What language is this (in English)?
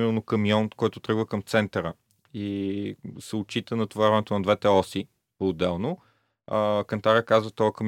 Bulgarian